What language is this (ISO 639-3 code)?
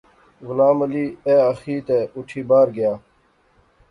phr